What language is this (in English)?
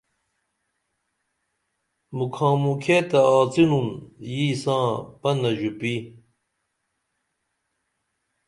Dameli